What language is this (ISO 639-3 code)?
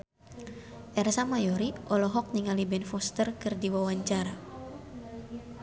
sun